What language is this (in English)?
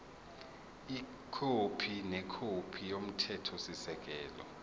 Zulu